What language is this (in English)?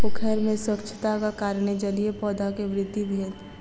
Maithili